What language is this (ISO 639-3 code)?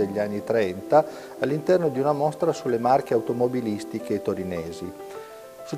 ita